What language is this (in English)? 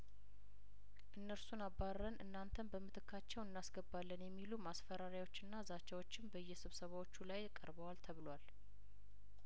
Amharic